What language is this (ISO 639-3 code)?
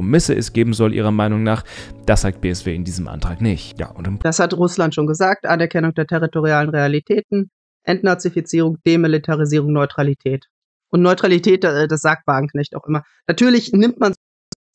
deu